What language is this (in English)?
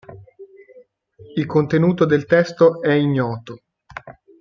Italian